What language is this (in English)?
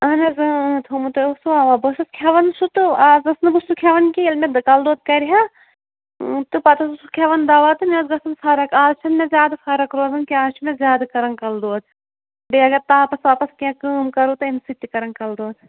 Kashmiri